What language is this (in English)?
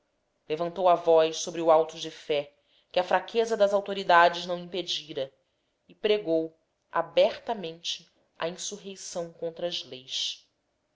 Portuguese